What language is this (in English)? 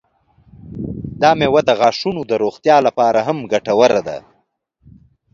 Pashto